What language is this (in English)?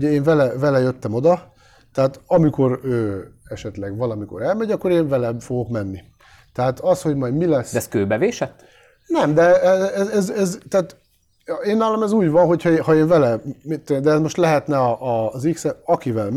Hungarian